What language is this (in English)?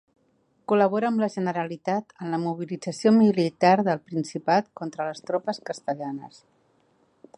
Catalan